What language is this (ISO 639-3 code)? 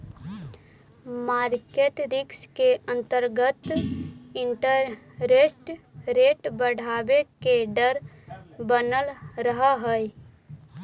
mag